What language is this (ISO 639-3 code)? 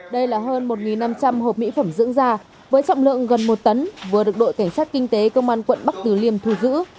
vie